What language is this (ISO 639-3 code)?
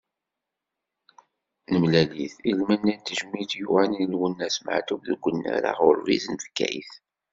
kab